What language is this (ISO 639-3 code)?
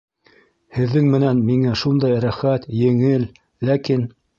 bak